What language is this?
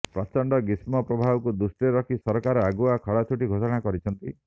Odia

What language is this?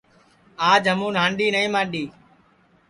Sansi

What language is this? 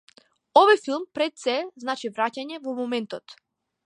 Macedonian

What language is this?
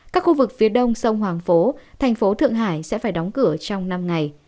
Vietnamese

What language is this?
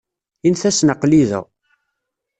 Kabyle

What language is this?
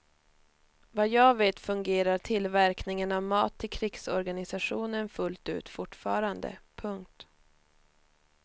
Swedish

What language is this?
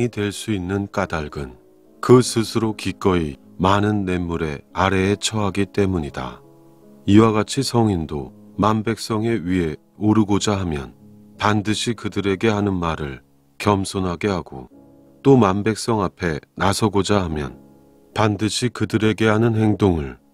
Korean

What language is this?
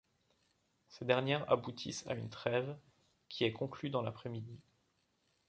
French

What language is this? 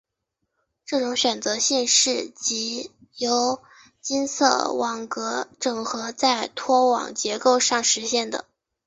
Chinese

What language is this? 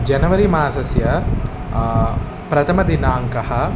Sanskrit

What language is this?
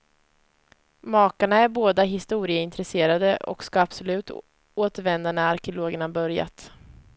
Swedish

